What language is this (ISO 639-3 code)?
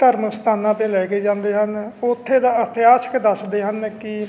pan